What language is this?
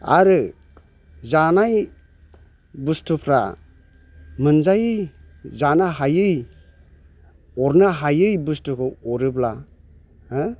Bodo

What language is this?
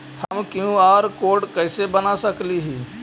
Magahi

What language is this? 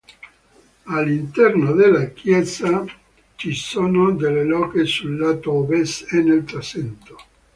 Italian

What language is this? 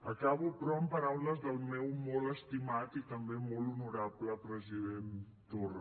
Catalan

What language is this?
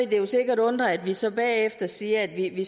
Danish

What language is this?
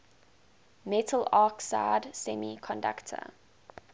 English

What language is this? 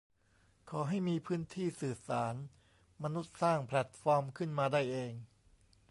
Thai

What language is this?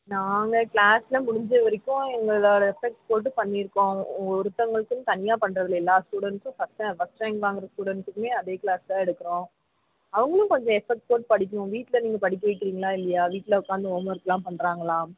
Tamil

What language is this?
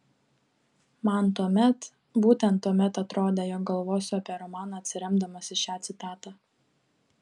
Lithuanian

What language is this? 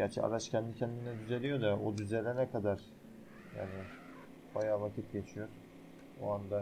Turkish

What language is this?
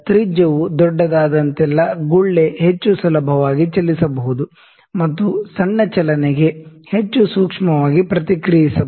Kannada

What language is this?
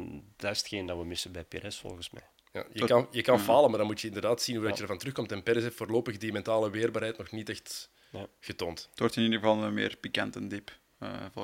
Dutch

